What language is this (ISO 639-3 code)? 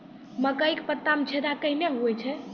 mai